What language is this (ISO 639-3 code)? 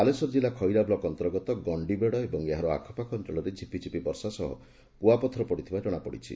ori